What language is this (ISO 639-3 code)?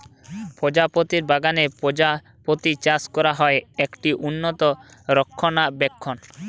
ben